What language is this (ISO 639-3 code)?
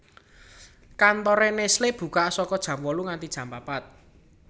jav